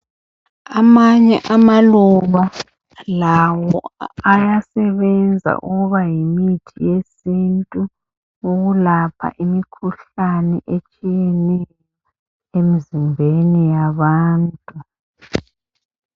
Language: North Ndebele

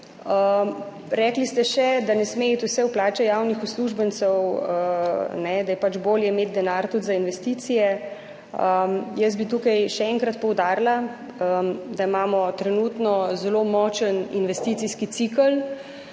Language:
Slovenian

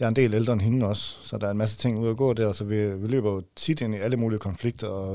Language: Danish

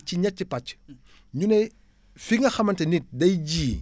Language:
Wolof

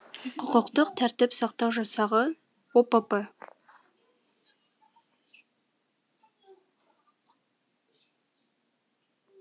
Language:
Kazakh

